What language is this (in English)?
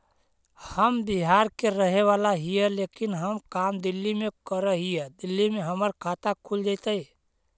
Magahi